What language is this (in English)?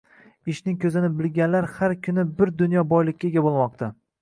Uzbek